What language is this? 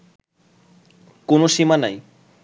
Bangla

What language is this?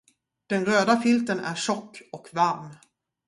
Swedish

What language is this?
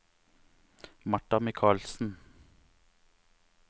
Norwegian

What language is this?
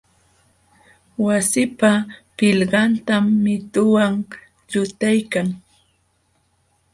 Jauja Wanca Quechua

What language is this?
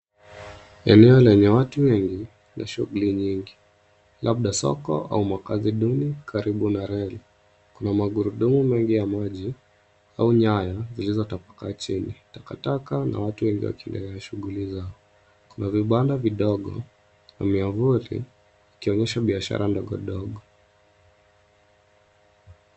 Swahili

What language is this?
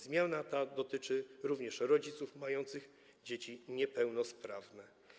Polish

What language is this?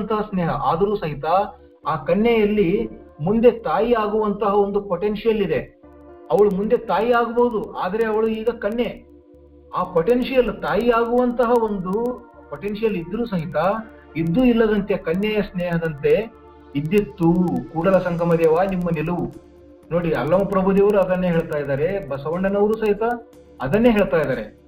Kannada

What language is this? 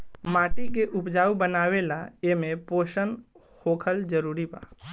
Bhojpuri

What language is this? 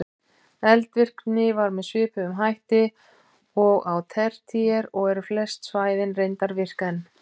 Icelandic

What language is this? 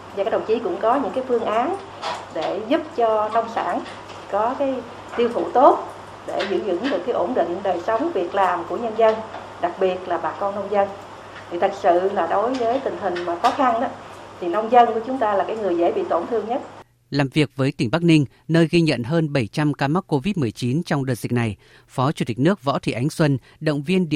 Vietnamese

